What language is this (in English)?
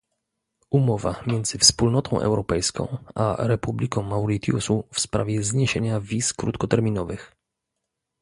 Polish